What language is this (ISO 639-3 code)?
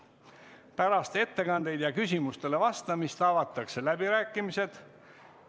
est